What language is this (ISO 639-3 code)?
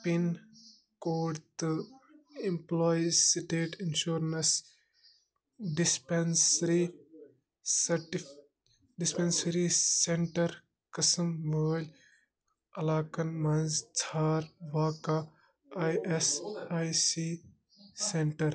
kas